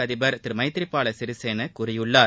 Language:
Tamil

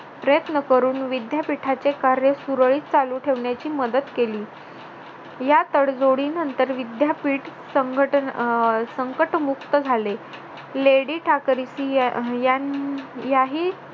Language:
Marathi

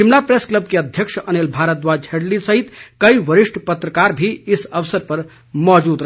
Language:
Hindi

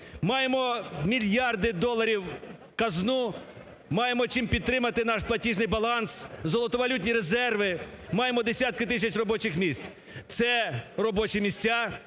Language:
Ukrainian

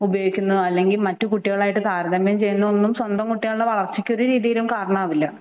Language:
Malayalam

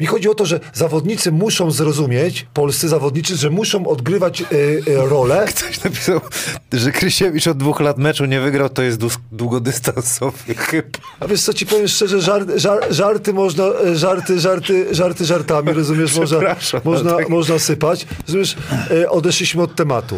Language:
Polish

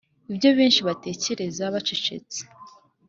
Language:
Kinyarwanda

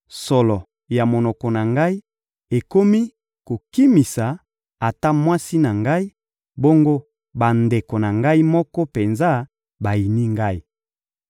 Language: Lingala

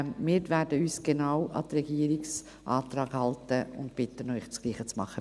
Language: Swiss German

